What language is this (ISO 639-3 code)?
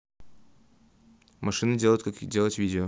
rus